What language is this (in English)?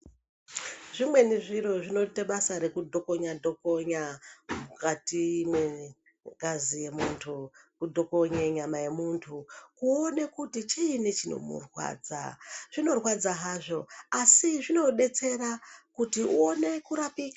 Ndau